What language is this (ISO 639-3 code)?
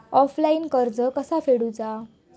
mar